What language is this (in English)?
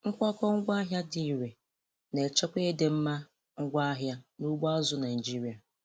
Igbo